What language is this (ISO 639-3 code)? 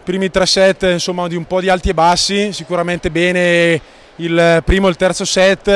ita